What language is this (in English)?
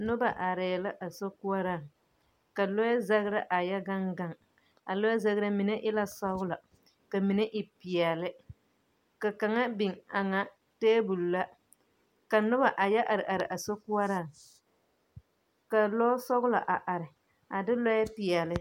Southern Dagaare